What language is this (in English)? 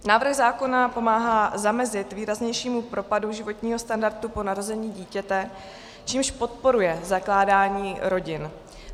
Czech